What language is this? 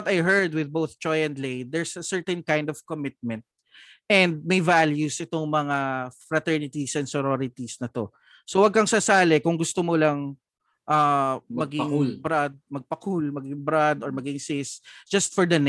Filipino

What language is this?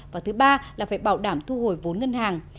Vietnamese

